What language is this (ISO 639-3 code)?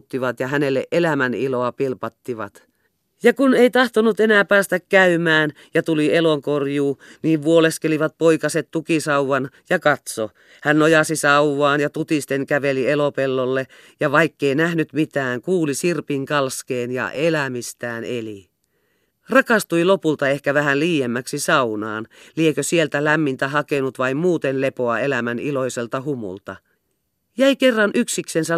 fin